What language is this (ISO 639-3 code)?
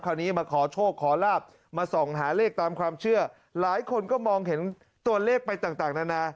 tha